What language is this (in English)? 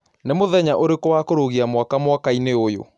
Kikuyu